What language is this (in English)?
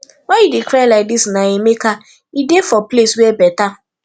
Nigerian Pidgin